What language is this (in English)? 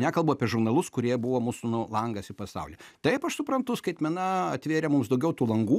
Lithuanian